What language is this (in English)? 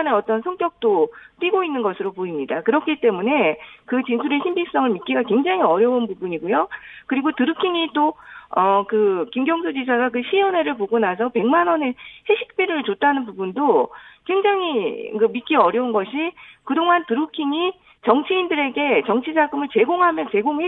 Korean